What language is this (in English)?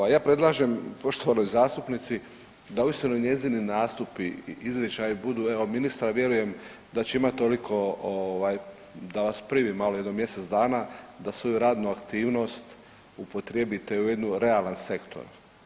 Croatian